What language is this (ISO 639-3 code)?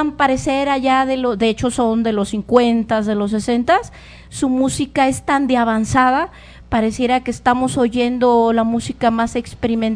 spa